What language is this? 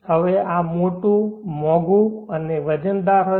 Gujarati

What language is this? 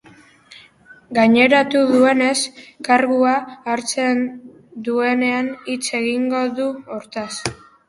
Basque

